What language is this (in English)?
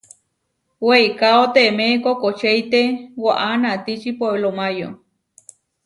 Huarijio